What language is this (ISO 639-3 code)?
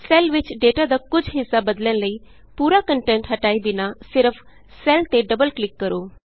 pan